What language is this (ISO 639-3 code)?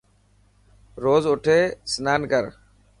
mki